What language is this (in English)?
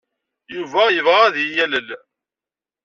Kabyle